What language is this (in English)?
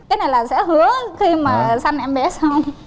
Vietnamese